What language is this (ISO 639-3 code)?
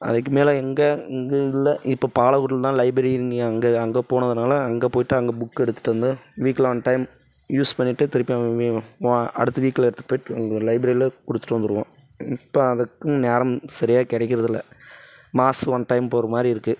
tam